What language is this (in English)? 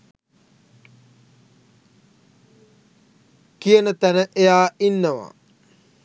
Sinhala